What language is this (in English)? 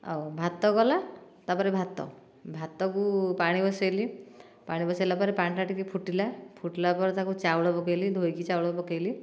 Odia